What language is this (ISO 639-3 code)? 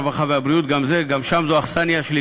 heb